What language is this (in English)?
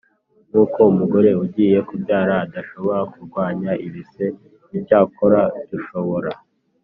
Kinyarwanda